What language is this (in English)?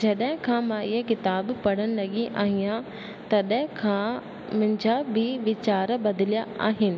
Sindhi